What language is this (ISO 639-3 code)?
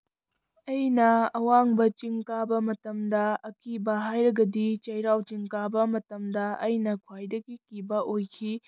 mni